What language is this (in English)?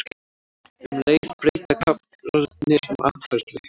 Icelandic